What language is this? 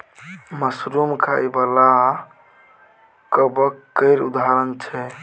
Maithili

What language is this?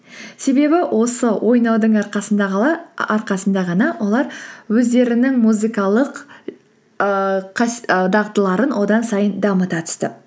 Kazakh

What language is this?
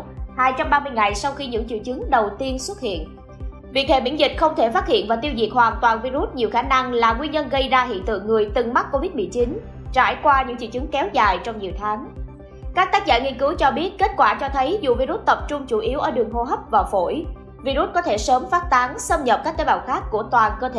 Vietnamese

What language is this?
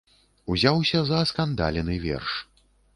Belarusian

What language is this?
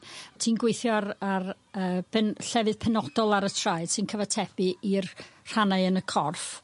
Welsh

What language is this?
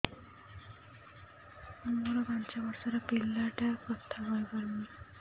Odia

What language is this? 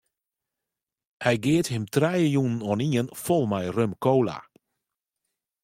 Western Frisian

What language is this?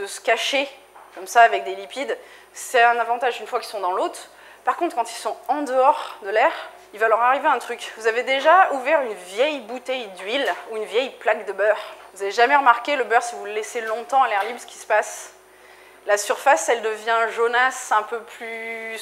French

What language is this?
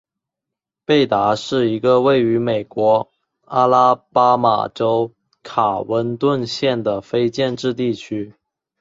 Chinese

